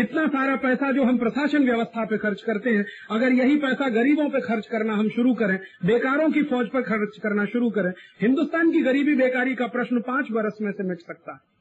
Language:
Hindi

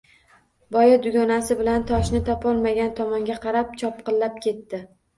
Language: Uzbek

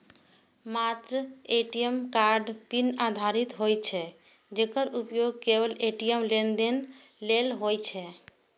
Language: Maithili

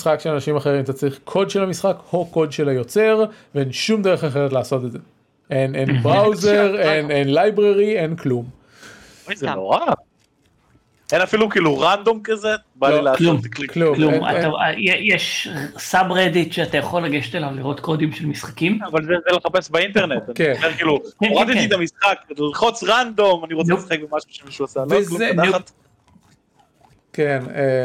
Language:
Hebrew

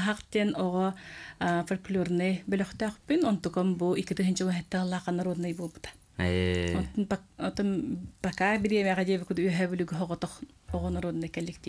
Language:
Arabic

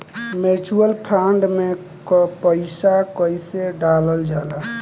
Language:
Bhojpuri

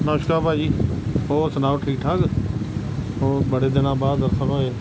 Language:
Punjabi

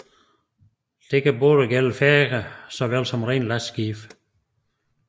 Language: Danish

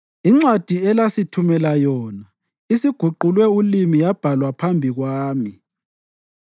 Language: North Ndebele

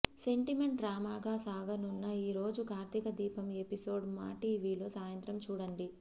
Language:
Telugu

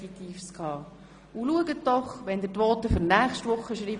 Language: Swiss German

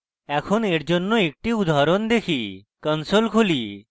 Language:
Bangla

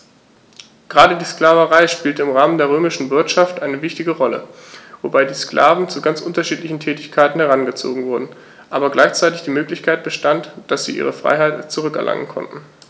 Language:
German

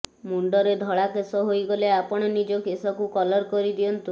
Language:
Odia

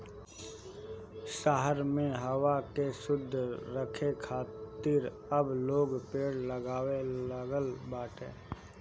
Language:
Bhojpuri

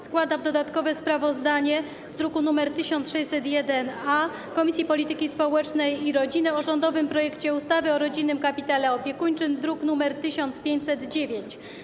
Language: Polish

